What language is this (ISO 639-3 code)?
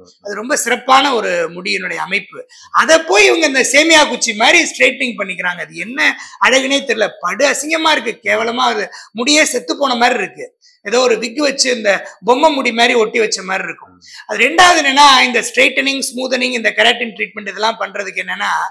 tam